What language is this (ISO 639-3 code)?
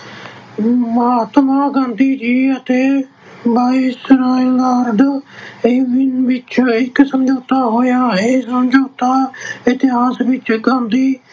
pan